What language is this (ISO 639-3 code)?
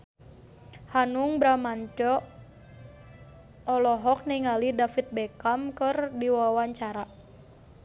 sun